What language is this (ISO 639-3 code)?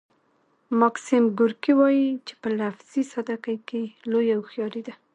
pus